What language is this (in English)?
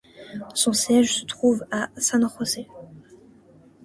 French